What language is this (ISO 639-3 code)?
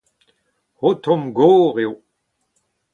bre